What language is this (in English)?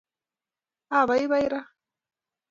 Kalenjin